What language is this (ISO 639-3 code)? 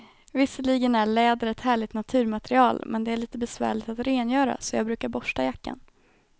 swe